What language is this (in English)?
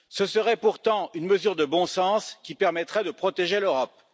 French